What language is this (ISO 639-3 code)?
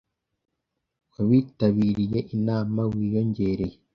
kin